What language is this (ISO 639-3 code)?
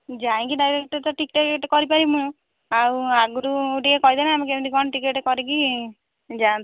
ori